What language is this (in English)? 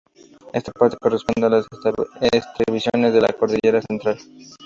Spanish